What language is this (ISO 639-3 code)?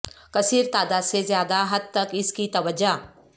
urd